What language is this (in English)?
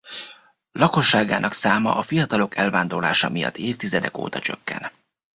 Hungarian